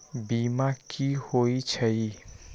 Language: Magahi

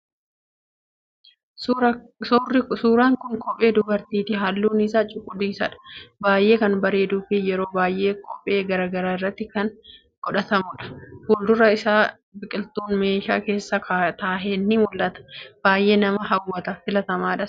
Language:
Oromo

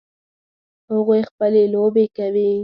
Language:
Pashto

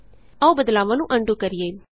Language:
Punjabi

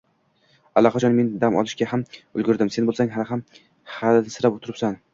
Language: Uzbek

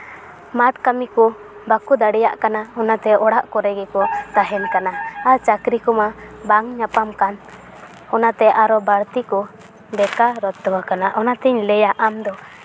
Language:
Santali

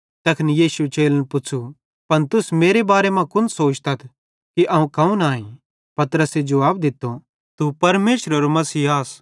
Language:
Bhadrawahi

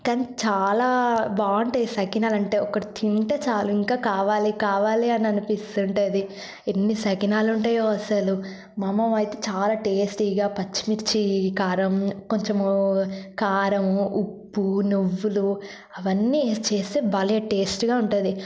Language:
Telugu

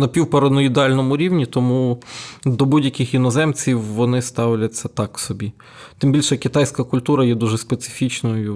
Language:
Ukrainian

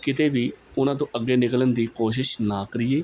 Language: Punjabi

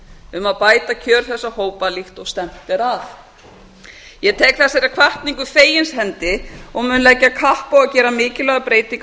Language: Icelandic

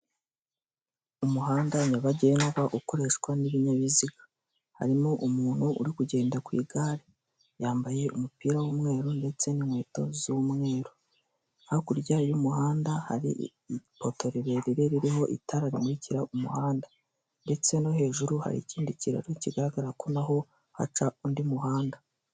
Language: Kinyarwanda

